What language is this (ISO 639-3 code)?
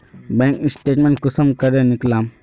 mag